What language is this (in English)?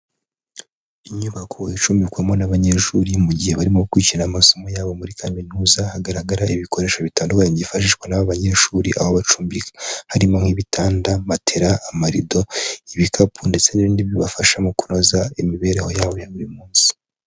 Kinyarwanda